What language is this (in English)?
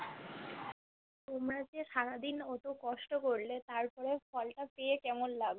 Bangla